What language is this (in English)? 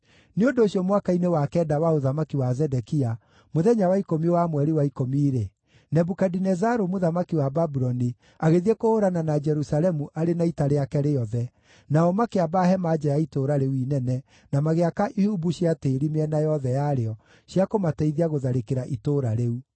Kikuyu